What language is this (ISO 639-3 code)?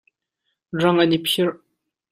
cnh